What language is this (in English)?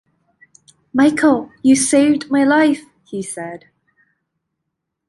English